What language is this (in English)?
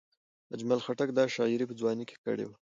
Pashto